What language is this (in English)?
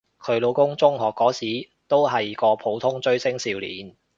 Cantonese